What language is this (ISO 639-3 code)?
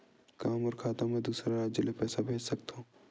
hne